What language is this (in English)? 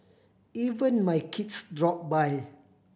English